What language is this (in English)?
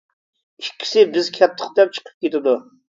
Uyghur